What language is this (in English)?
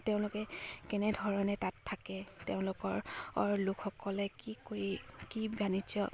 Assamese